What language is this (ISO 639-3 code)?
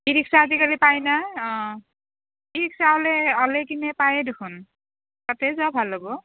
asm